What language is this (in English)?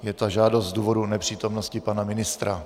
Czech